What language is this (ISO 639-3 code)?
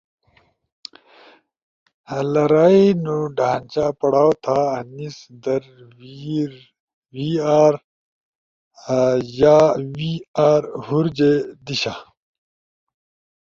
ush